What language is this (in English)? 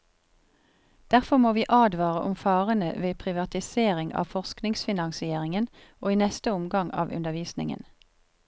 Norwegian